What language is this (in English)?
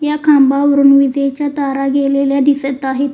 Marathi